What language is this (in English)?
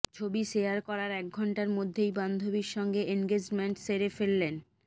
Bangla